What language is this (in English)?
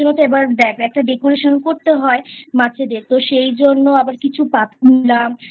Bangla